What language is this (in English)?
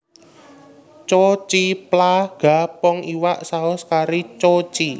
Javanese